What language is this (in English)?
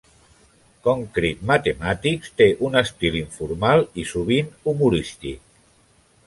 Catalan